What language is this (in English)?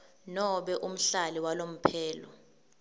Swati